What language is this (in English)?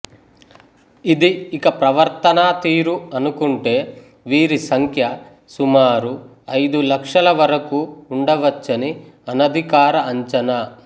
Telugu